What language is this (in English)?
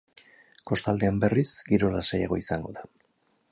Basque